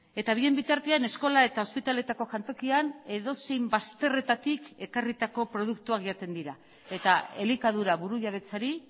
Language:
Basque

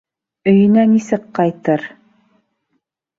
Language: Bashkir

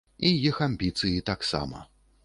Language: Belarusian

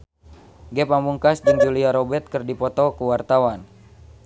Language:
Sundanese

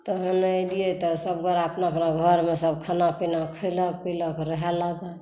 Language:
Maithili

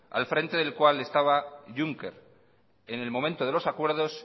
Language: Spanish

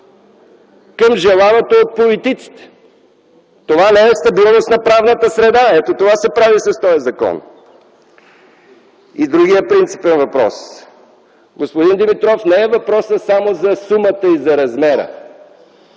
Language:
Bulgarian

